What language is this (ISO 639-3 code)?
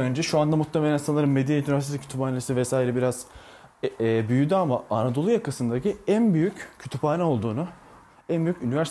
tur